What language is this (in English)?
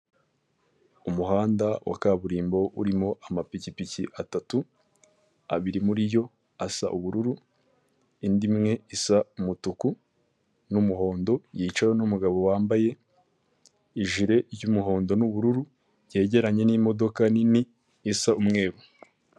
Kinyarwanda